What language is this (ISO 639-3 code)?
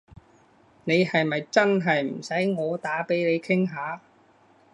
yue